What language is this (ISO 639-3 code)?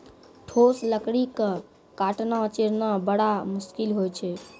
mai